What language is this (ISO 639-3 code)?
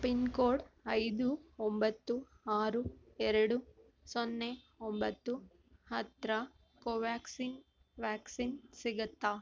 kan